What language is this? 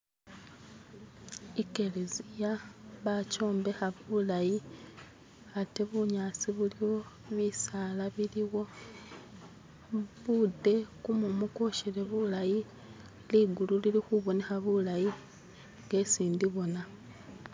Masaaba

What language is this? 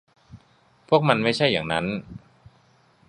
Thai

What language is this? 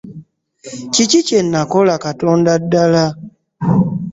Ganda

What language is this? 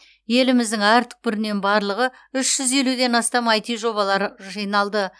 Kazakh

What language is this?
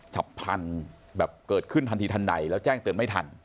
Thai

